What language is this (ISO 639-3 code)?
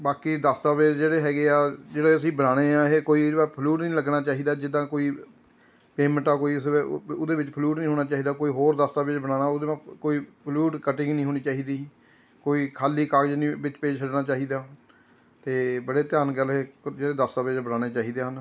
pan